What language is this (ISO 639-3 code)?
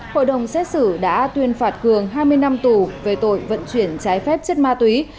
vie